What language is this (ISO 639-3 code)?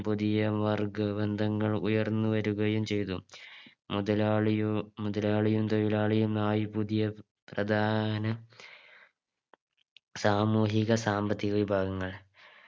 mal